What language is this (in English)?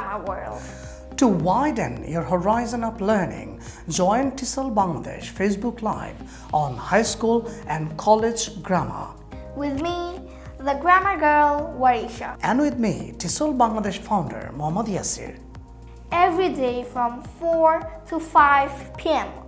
English